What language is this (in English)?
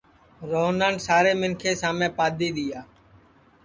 Sansi